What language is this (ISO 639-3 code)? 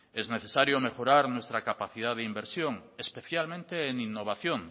spa